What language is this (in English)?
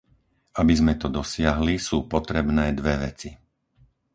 Slovak